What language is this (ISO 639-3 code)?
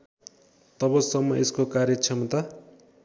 nep